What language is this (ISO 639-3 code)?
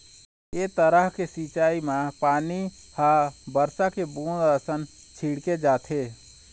hne